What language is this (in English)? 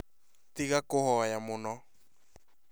Kikuyu